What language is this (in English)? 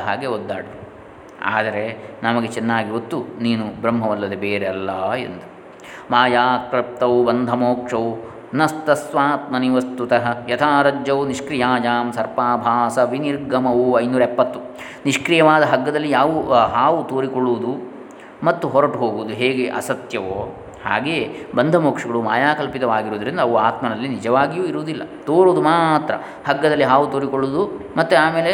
Kannada